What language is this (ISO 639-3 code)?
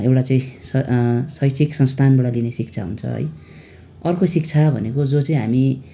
nep